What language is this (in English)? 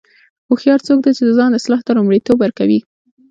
Pashto